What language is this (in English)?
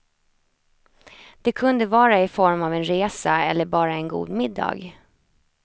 Swedish